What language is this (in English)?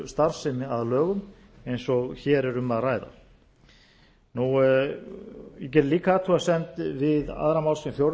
Icelandic